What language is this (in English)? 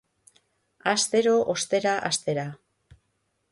Basque